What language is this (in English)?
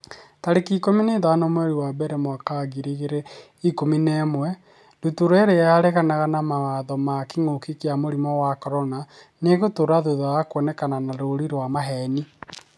Kikuyu